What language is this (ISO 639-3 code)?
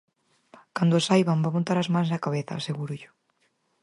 glg